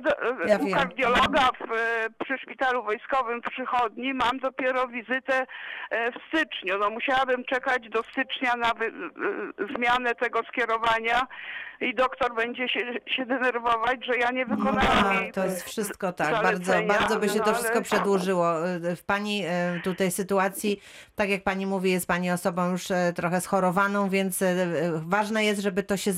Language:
Polish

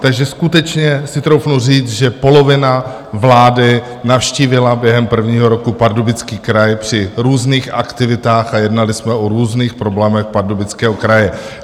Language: Czech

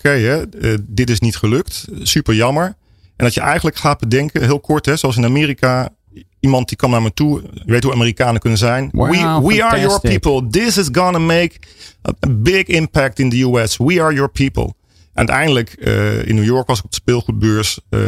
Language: Dutch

